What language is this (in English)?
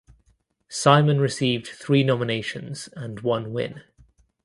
English